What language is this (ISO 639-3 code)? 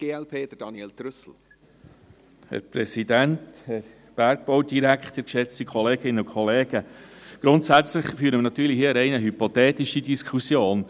gsw